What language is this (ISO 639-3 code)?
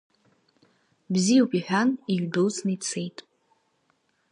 abk